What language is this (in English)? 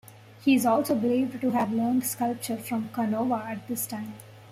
English